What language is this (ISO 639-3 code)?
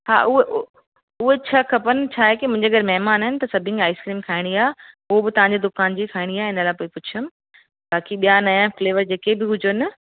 snd